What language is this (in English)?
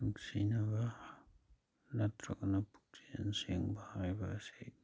Manipuri